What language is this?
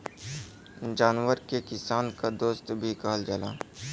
Bhojpuri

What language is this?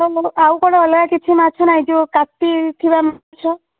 Odia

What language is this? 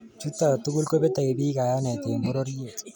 Kalenjin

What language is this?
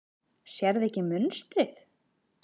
Icelandic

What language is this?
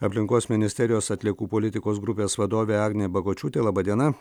Lithuanian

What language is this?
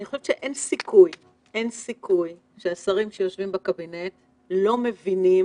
Hebrew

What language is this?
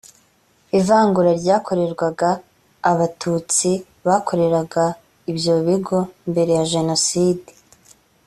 Kinyarwanda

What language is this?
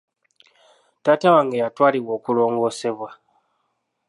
Ganda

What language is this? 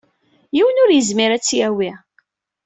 Kabyle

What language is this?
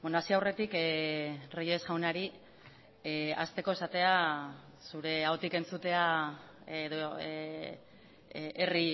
Basque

